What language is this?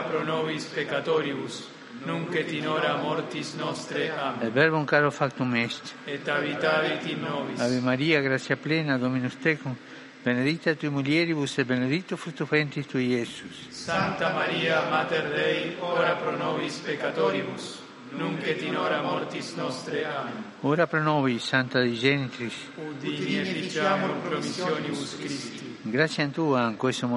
Vietnamese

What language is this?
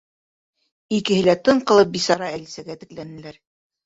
Bashkir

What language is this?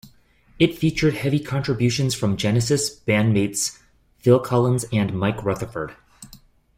English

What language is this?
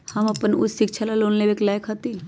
Magahi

